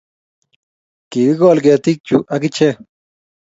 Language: Kalenjin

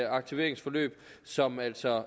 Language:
Danish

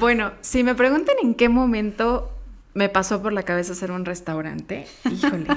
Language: Spanish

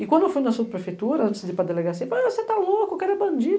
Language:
Portuguese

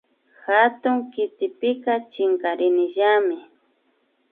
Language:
Imbabura Highland Quichua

